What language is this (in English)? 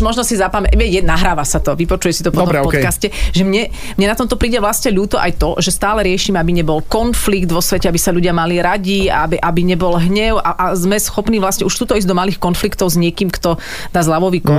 Slovak